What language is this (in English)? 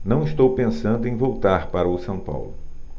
Portuguese